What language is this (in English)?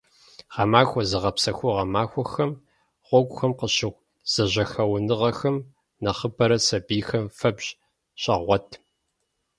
Kabardian